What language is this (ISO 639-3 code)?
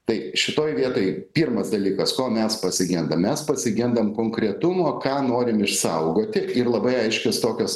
lit